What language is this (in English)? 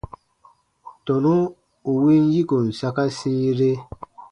Baatonum